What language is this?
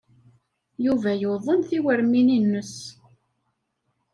Kabyle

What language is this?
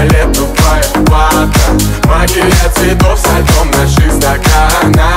Thai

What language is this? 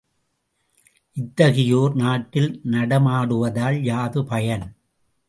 Tamil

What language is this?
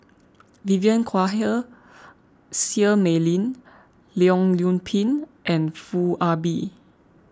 English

